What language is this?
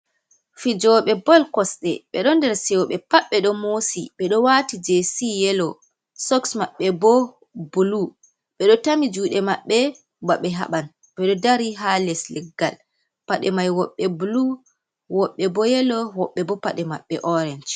Fula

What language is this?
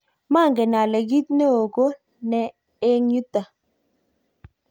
Kalenjin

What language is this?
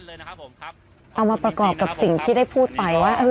Thai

